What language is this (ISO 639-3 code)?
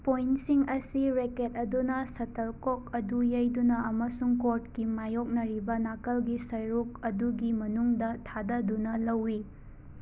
mni